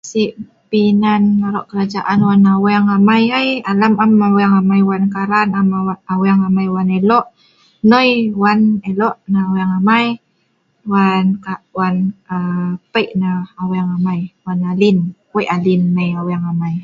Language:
Sa'ban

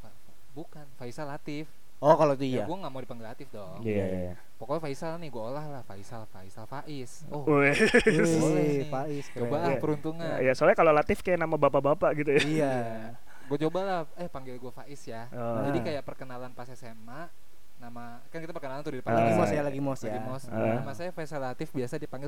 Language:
Indonesian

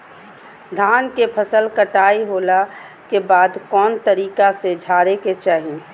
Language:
Magahi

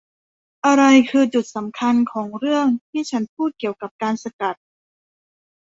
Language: Thai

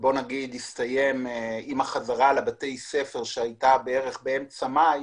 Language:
Hebrew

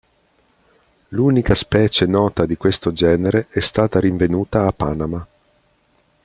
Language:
Italian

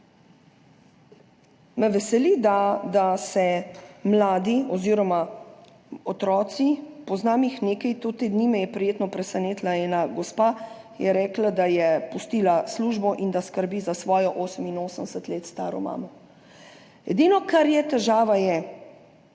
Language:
Slovenian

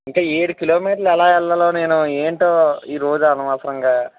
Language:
Telugu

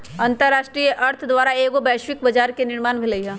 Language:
Magahi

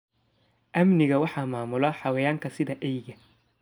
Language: Somali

